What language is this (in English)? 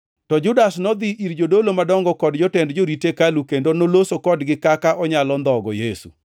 Luo (Kenya and Tanzania)